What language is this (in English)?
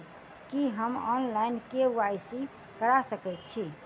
Maithili